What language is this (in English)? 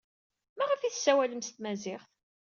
Kabyle